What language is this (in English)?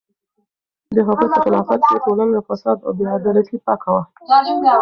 Pashto